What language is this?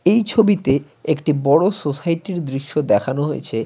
Bangla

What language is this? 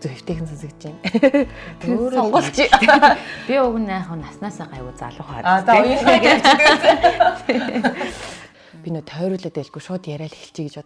Korean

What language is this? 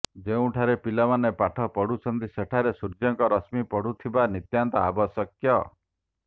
Odia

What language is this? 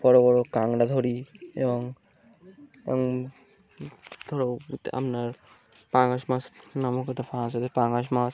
Bangla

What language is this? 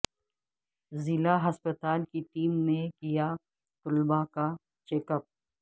Urdu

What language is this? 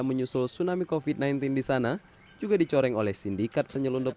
Indonesian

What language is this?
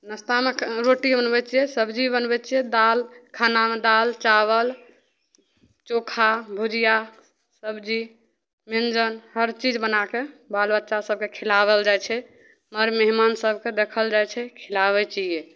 Maithili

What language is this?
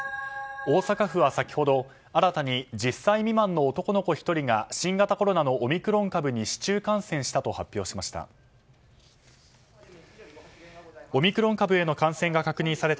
Japanese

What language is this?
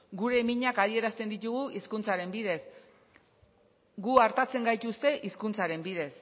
Basque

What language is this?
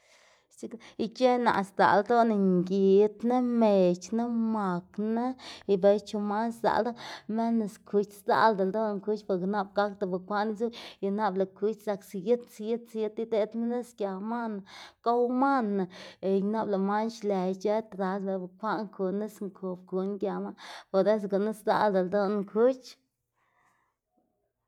Xanaguía Zapotec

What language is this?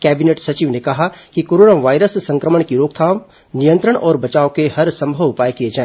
Hindi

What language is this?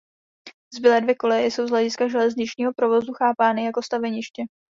Czech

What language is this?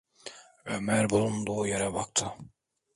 Turkish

